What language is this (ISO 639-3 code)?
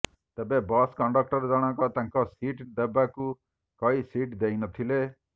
ori